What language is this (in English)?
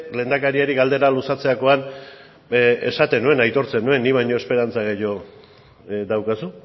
Basque